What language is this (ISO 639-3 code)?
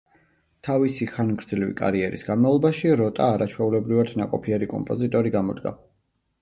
kat